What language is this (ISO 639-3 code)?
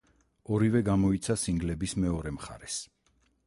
kat